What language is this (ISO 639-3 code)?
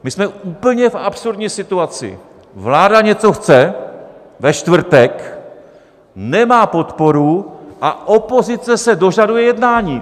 ces